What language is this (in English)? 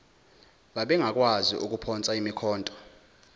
Zulu